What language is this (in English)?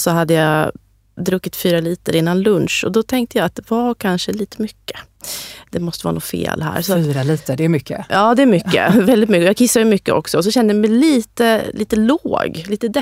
Swedish